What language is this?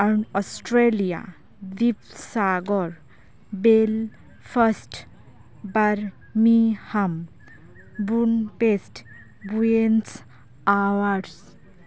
Santali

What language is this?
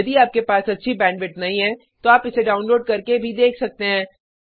Hindi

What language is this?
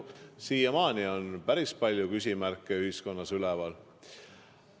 Estonian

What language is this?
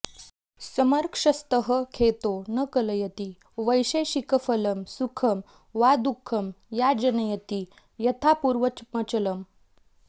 Sanskrit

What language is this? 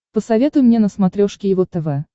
Russian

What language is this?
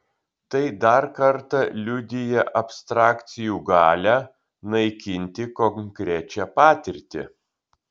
Lithuanian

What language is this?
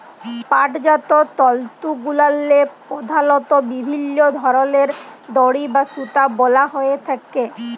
Bangla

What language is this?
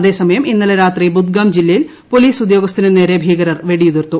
Malayalam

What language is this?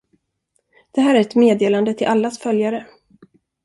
Swedish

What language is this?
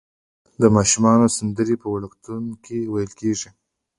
Pashto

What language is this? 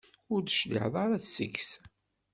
Kabyle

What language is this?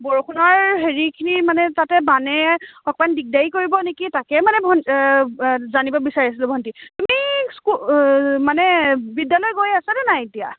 Assamese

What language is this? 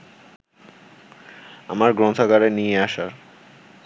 Bangla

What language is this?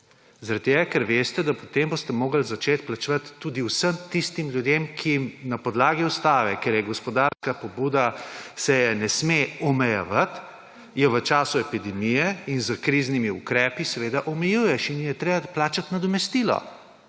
Slovenian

